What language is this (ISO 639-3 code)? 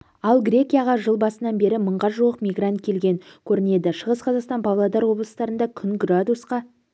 kaz